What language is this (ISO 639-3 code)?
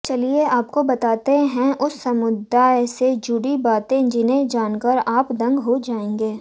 hin